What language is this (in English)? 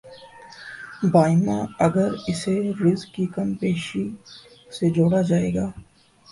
Urdu